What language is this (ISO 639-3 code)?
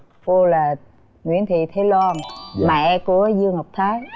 vie